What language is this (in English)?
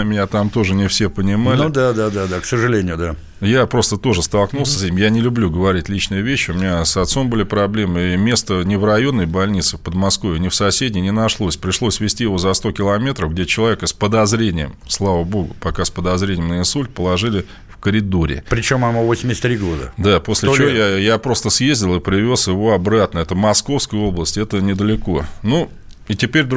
Russian